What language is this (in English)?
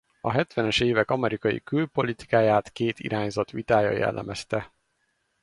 Hungarian